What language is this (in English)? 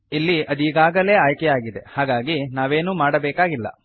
Kannada